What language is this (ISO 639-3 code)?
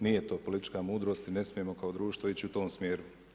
hrv